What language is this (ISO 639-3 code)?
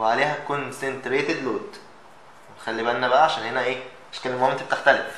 ara